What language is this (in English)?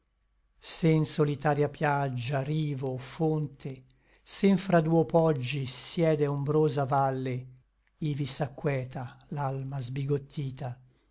Italian